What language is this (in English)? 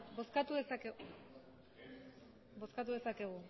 Basque